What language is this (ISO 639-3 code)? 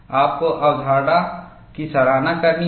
hin